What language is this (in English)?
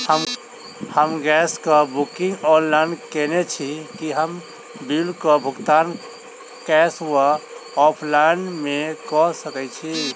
Maithili